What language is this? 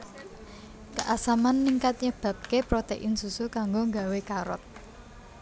Javanese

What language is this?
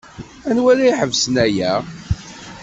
Kabyle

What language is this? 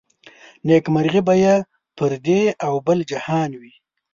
Pashto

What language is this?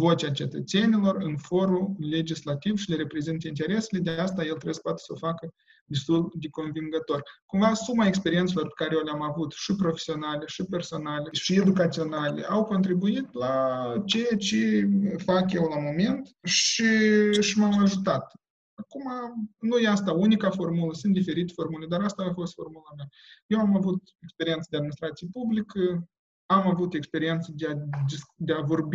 Romanian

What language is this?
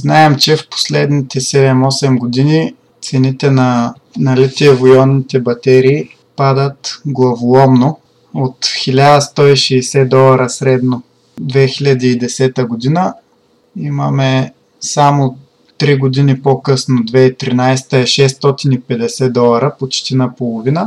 Bulgarian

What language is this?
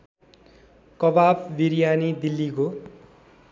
Nepali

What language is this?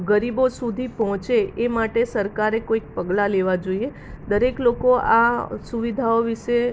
Gujarati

